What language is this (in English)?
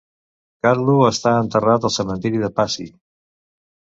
Catalan